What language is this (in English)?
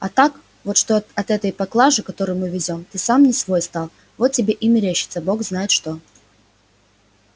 Russian